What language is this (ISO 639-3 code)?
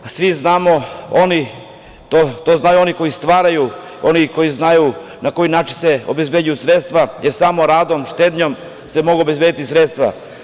srp